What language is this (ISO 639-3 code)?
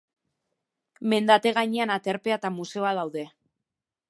eus